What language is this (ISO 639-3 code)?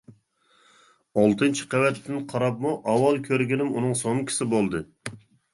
uig